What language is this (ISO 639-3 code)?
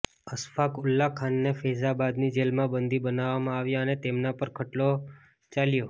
guj